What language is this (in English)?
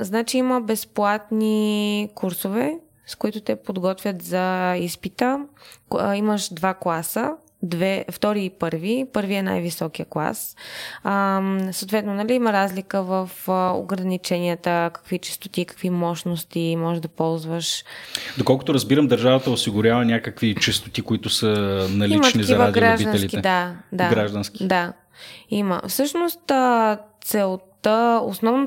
Bulgarian